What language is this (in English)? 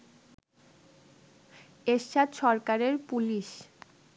Bangla